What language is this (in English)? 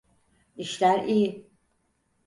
Turkish